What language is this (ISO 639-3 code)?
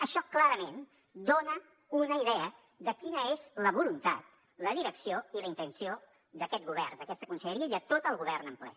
cat